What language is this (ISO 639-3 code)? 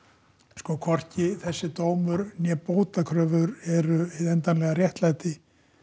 isl